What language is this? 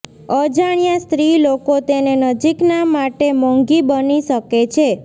Gujarati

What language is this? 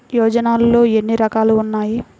Telugu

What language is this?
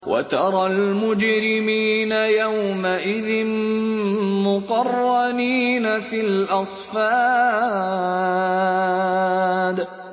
Arabic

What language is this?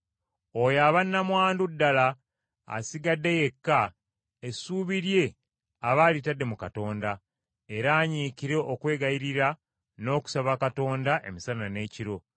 Ganda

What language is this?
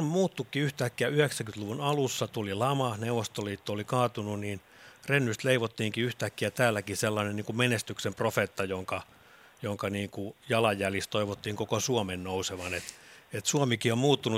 Finnish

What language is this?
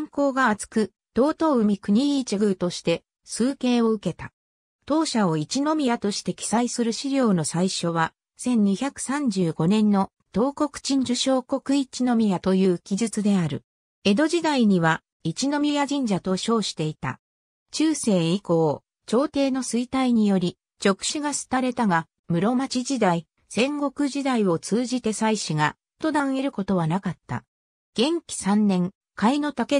Japanese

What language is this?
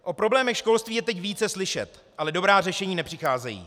Czech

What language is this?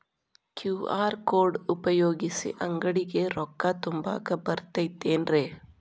Kannada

